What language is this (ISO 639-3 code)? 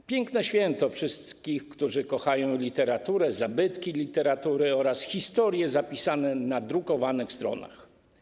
pol